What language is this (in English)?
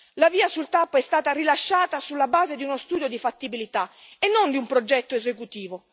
Italian